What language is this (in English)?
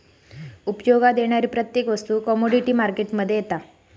Marathi